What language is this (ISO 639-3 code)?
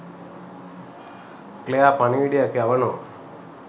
sin